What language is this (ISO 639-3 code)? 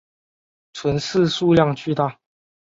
zho